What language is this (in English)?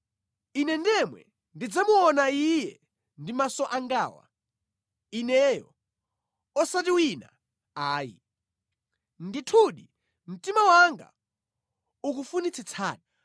Nyanja